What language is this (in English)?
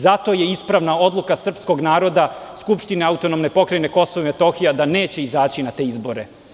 Serbian